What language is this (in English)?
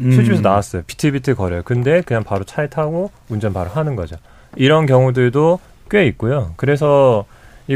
Korean